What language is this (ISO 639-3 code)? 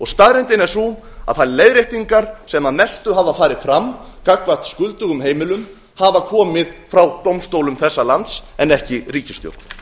isl